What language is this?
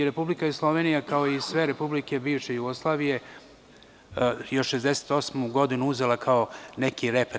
Serbian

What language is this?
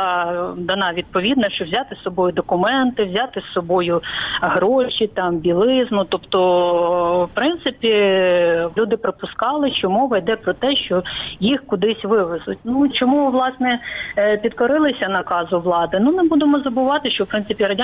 Ukrainian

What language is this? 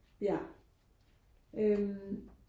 Danish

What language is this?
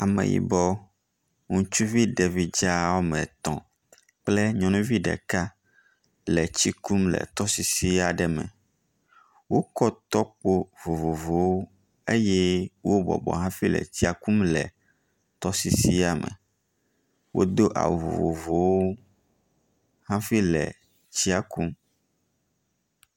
Ewe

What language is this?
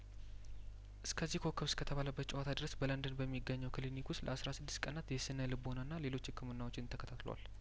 Amharic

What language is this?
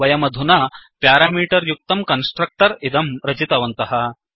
Sanskrit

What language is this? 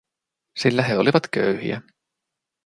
Finnish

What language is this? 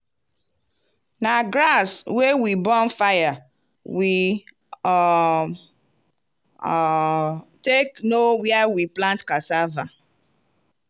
Nigerian Pidgin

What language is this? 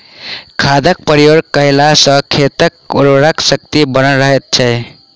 Maithili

